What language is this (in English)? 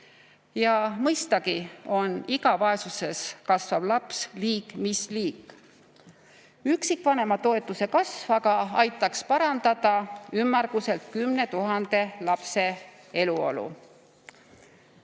Estonian